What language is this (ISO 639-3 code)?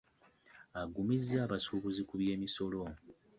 lug